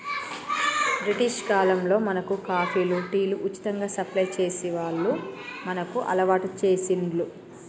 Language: Telugu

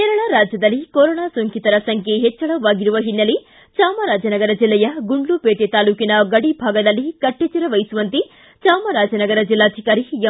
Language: Kannada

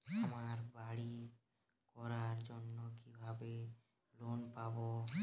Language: Bangla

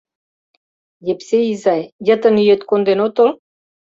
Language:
Mari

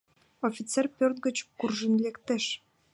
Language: Mari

